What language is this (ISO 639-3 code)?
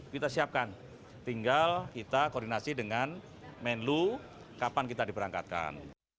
ind